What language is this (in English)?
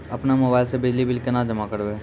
Maithili